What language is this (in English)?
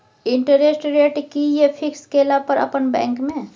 Maithili